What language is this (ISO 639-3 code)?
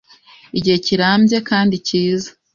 kin